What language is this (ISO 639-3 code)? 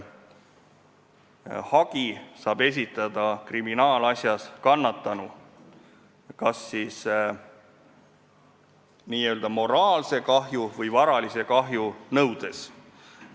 est